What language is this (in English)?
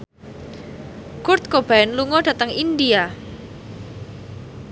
Javanese